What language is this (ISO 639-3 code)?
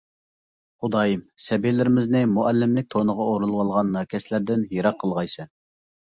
uig